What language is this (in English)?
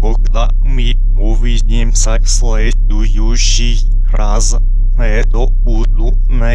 Russian